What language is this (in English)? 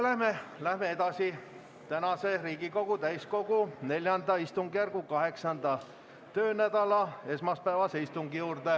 Estonian